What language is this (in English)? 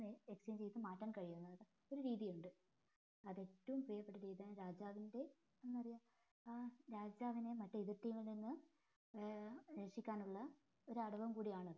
Malayalam